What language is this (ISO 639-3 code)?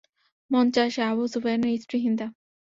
ben